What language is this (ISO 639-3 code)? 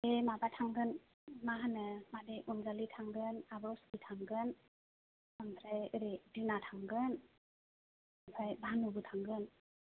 brx